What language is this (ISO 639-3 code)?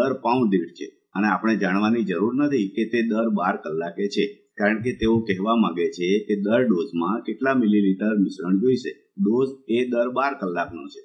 guj